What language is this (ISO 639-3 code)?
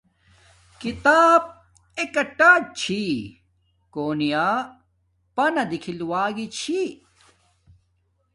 dmk